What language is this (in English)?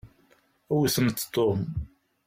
Kabyle